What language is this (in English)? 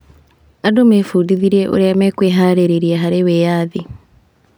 Kikuyu